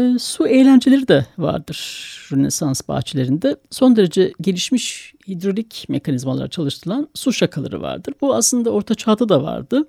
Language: Turkish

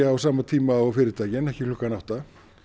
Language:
Icelandic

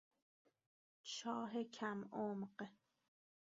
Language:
Persian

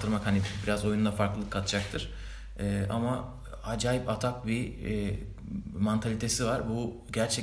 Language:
Turkish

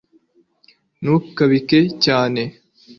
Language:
Kinyarwanda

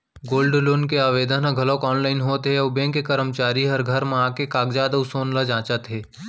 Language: Chhattisgarhi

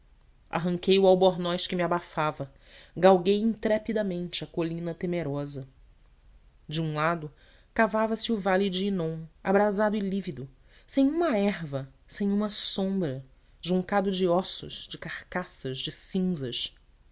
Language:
Portuguese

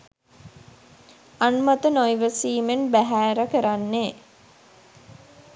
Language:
Sinhala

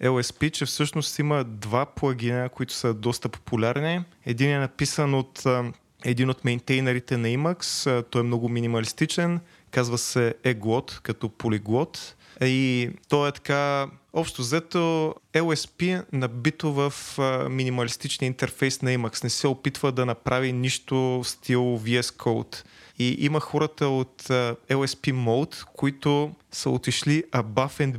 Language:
Bulgarian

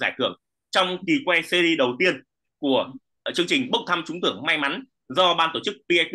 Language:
Vietnamese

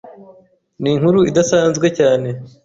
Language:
Kinyarwanda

